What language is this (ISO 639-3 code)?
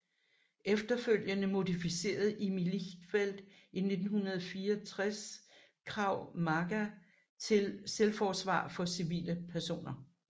dan